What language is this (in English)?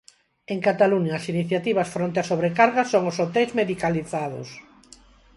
Galician